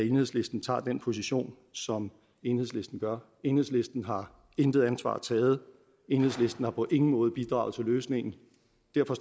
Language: Danish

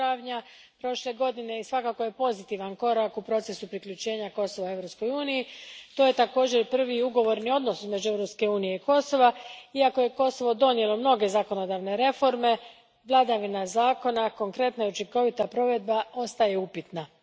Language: Croatian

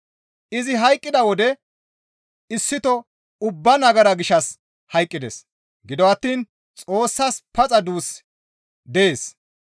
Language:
Gamo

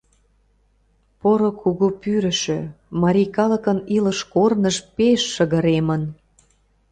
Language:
Mari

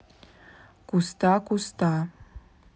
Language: Russian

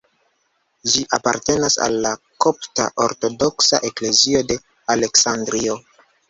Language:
Esperanto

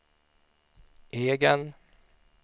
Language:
Swedish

